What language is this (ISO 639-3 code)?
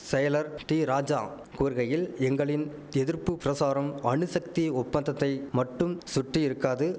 tam